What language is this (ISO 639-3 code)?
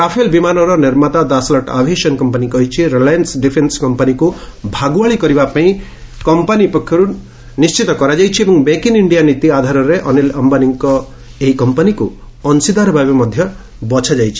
ori